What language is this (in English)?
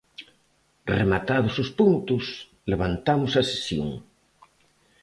Galician